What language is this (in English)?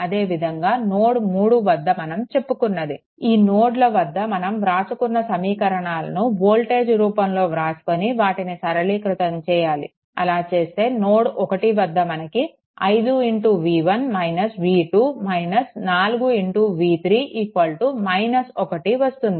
Telugu